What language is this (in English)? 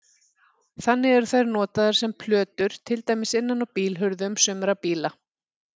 Icelandic